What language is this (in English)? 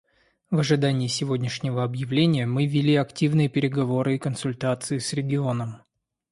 Russian